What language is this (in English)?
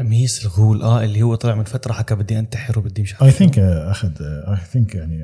Arabic